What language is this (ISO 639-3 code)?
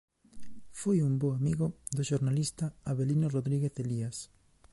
glg